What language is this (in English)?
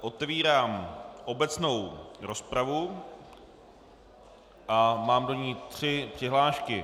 Czech